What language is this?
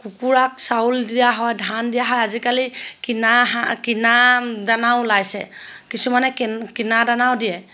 Assamese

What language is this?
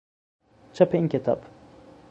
Persian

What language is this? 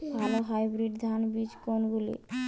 Bangla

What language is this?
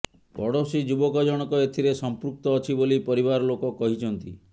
Odia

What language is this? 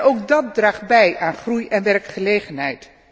Dutch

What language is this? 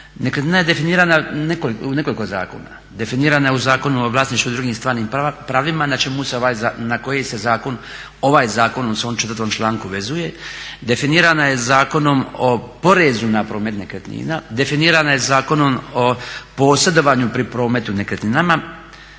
Croatian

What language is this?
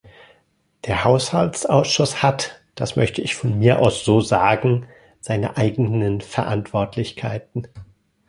German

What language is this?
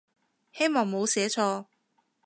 Cantonese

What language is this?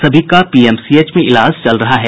Hindi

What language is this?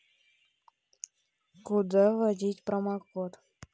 Russian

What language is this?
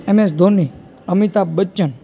Gujarati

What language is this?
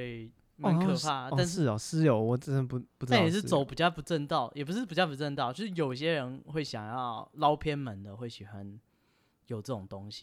Chinese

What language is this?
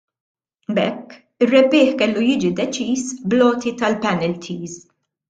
Maltese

